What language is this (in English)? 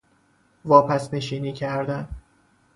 Persian